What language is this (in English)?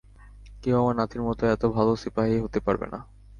Bangla